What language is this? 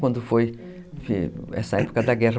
Portuguese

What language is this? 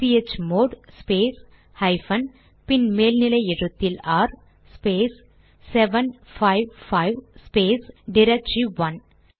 Tamil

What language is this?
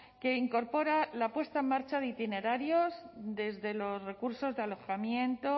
Spanish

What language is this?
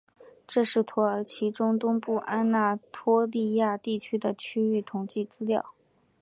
Chinese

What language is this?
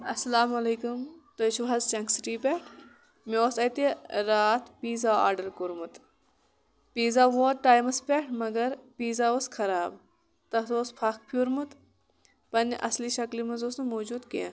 Kashmiri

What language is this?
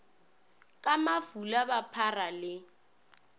Northern Sotho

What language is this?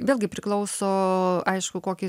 Lithuanian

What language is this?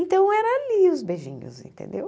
Portuguese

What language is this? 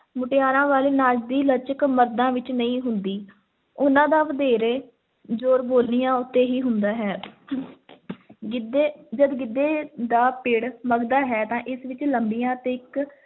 Punjabi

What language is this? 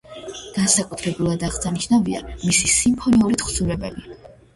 Georgian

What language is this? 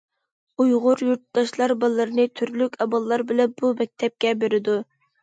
Uyghur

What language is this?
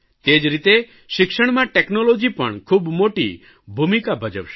Gujarati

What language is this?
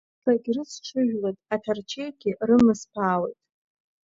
Abkhazian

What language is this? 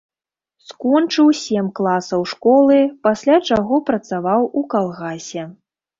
Belarusian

